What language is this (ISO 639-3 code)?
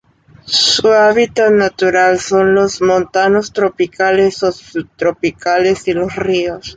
spa